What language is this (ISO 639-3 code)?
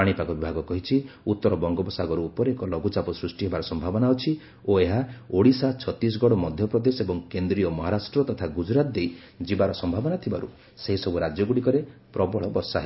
ori